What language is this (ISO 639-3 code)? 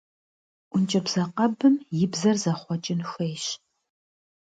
kbd